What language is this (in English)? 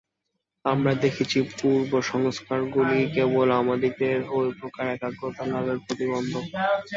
Bangla